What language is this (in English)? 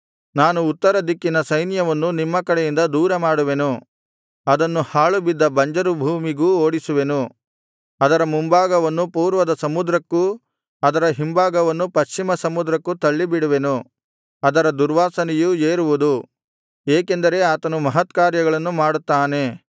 Kannada